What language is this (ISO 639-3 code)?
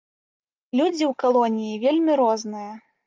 bel